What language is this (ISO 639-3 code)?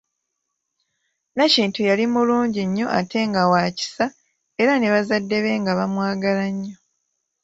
lug